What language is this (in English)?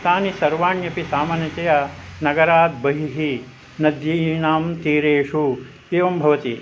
Sanskrit